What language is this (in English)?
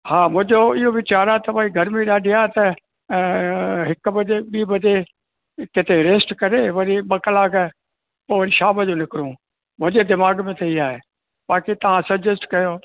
Sindhi